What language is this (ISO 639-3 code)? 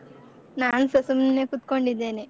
kan